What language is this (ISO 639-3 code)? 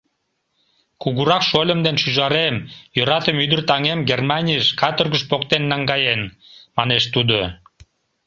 chm